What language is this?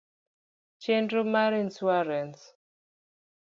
Luo (Kenya and Tanzania)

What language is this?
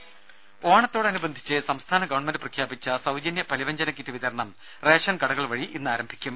Malayalam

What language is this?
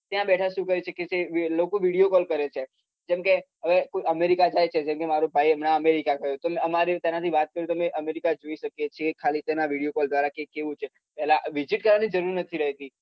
Gujarati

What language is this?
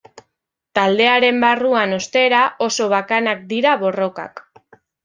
Basque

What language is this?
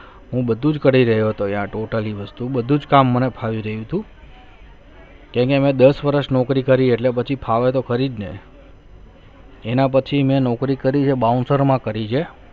Gujarati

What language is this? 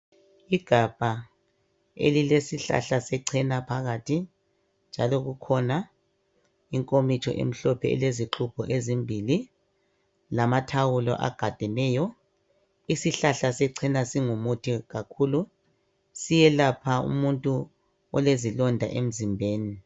North Ndebele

